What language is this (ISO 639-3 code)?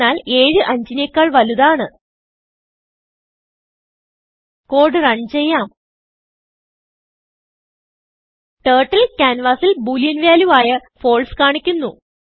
mal